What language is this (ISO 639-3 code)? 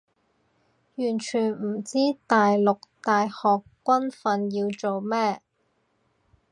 yue